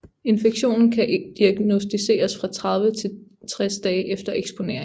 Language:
Danish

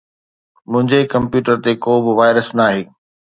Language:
Sindhi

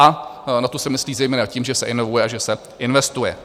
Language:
Czech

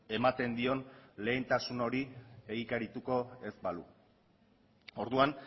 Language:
Basque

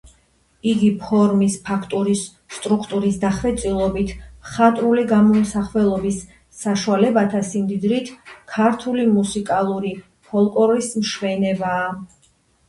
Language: Georgian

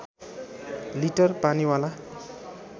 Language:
Nepali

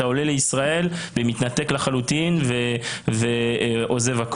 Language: Hebrew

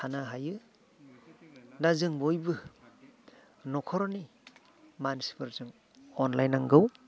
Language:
Bodo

